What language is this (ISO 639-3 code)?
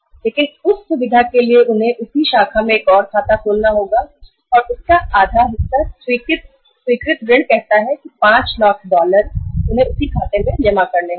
hin